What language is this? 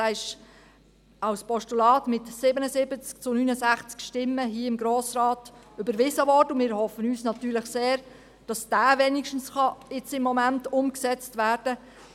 Swiss German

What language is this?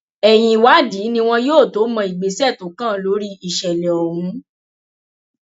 Yoruba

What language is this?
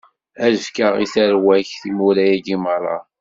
Kabyle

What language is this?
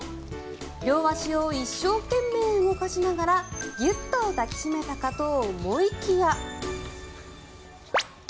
Japanese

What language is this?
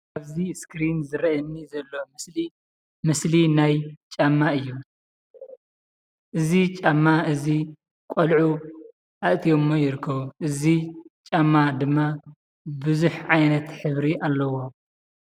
Tigrinya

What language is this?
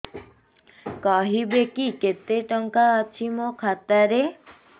Odia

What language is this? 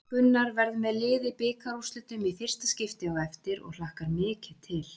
Icelandic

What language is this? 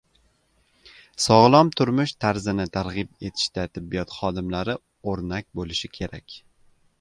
Uzbek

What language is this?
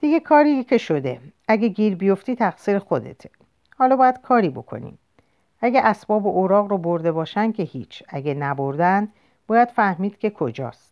Persian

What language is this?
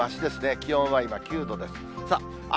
Japanese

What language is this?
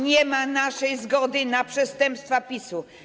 Polish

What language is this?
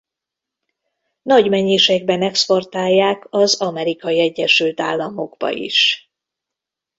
Hungarian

